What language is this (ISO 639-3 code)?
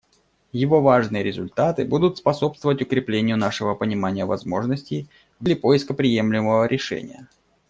rus